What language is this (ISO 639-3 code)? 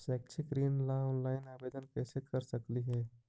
mag